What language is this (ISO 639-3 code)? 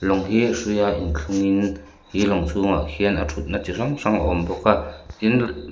lus